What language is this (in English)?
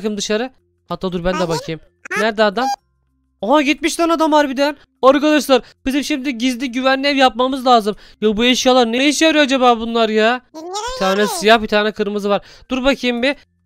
Turkish